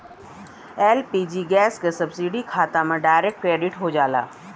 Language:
Bhojpuri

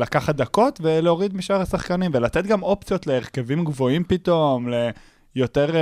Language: Hebrew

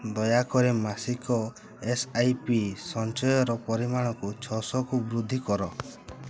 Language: Odia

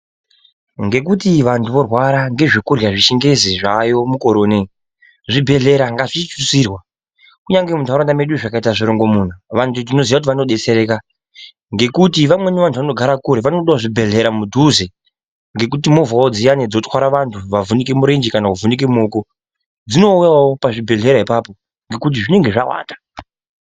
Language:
Ndau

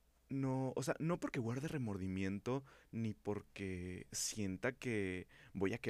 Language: Spanish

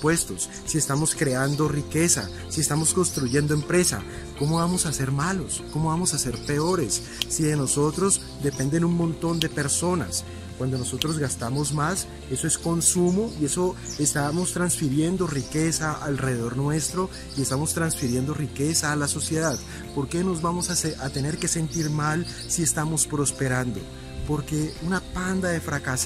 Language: Spanish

